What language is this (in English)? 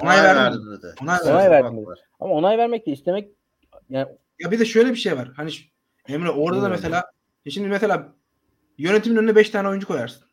Turkish